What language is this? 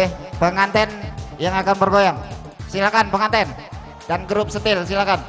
Indonesian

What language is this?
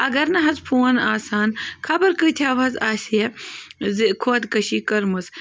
Kashmiri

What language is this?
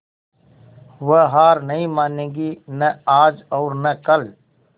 Hindi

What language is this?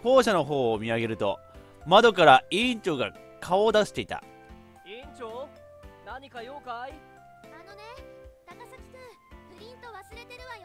Japanese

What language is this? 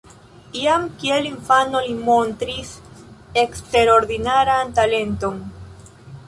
Esperanto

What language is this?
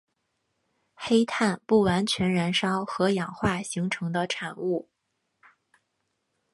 Chinese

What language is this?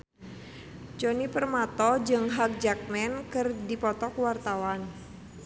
Sundanese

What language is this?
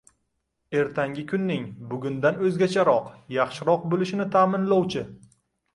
Uzbek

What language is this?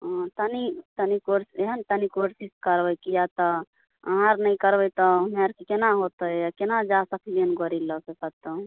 Maithili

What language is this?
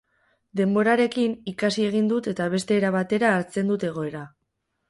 Basque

